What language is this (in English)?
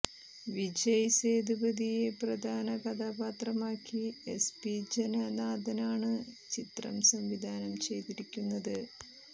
Malayalam